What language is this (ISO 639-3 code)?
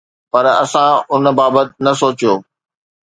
snd